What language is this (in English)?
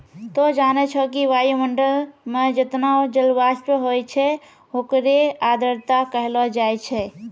Maithili